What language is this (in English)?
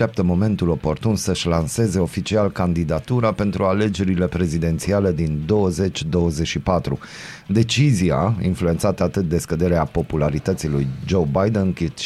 Romanian